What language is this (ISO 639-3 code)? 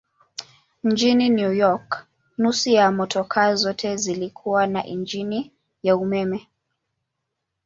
swa